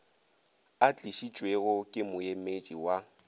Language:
Northern Sotho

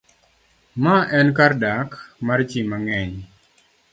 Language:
Luo (Kenya and Tanzania)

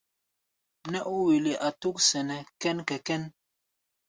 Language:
Gbaya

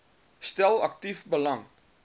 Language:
Afrikaans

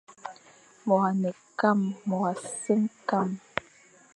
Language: Fang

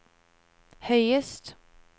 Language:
Norwegian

